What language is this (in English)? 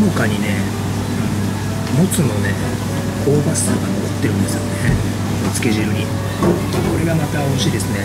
Japanese